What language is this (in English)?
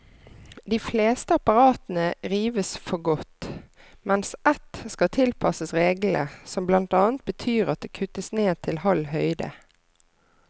Norwegian